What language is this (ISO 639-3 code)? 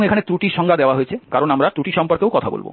ben